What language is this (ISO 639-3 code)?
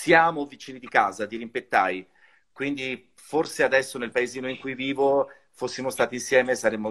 ita